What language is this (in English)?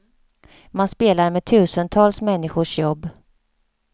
Swedish